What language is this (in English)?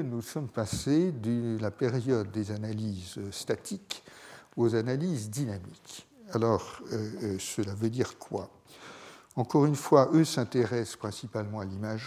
French